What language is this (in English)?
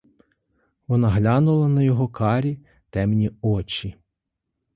Ukrainian